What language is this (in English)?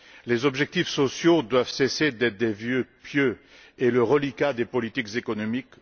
French